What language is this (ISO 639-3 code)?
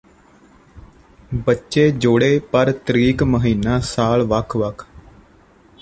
pan